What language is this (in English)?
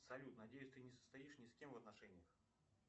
Russian